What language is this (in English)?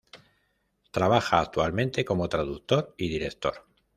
Spanish